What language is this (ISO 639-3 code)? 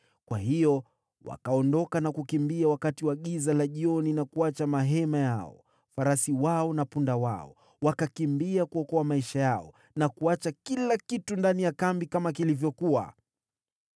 swa